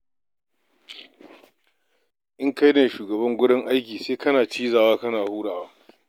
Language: Hausa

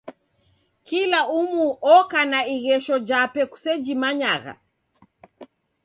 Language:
Taita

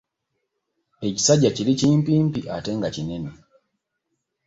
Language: Ganda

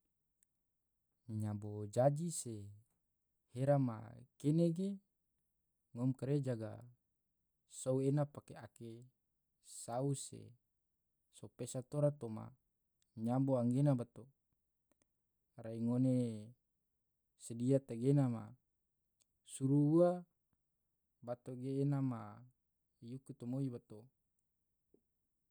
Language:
Tidore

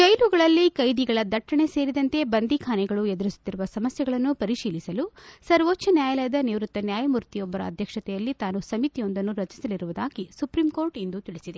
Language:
Kannada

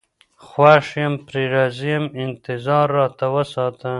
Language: Pashto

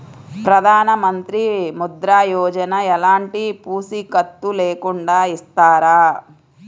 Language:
Telugu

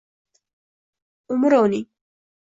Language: Uzbek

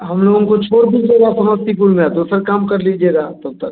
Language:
Hindi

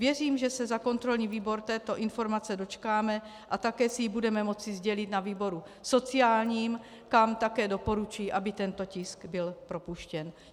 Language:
Czech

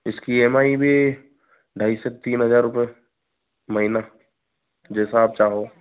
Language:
Hindi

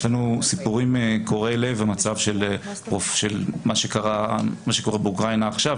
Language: Hebrew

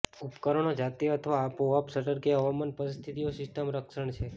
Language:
Gujarati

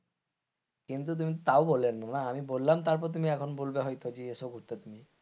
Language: Bangla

